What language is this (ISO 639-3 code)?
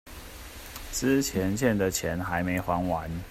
zho